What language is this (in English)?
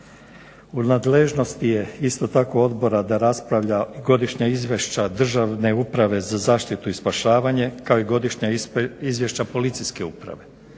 Croatian